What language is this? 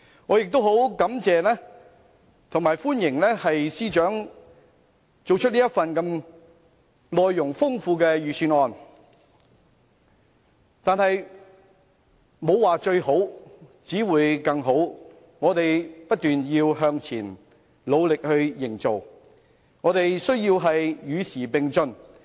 Cantonese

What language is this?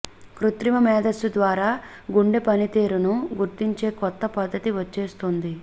Telugu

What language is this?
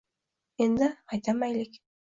Uzbek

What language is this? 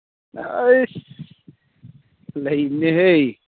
Manipuri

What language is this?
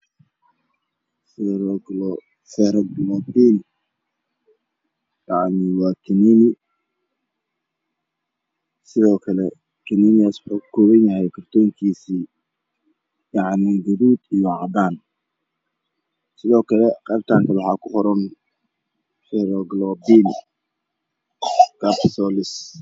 Somali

